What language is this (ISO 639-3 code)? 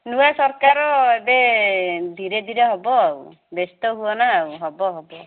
ori